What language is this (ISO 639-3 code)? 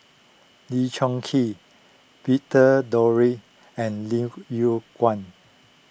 eng